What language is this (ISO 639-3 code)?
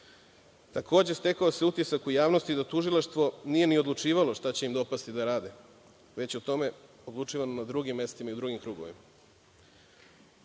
srp